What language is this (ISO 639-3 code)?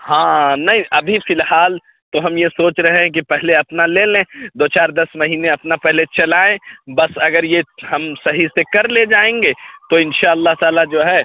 urd